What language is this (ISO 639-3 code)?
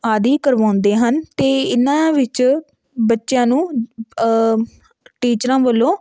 pan